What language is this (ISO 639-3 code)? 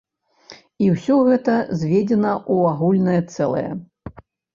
bel